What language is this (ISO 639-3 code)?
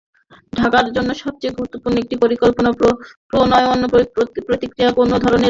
ben